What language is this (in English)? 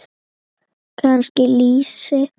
Icelandic